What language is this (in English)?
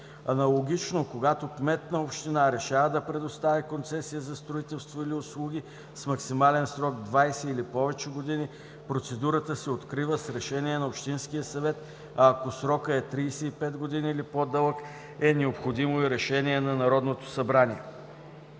Bulgarian